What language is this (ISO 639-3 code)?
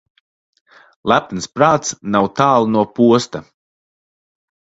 lav